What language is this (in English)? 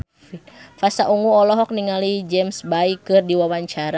Sundanese